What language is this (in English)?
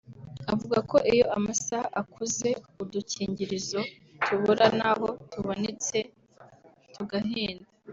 Kinyarwanda